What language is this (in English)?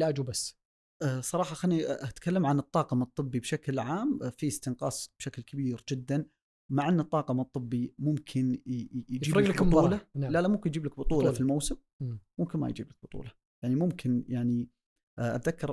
Arabic